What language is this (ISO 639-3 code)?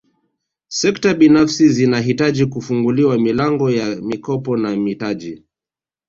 swa